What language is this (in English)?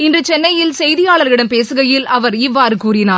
Tamil